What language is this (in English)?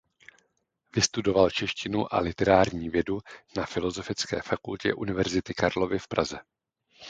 Czech